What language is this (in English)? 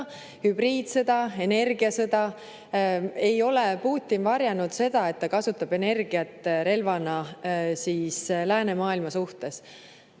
Estonian